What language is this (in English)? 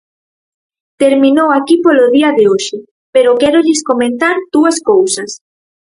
Galician